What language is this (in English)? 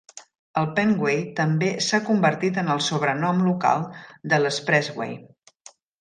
Catalan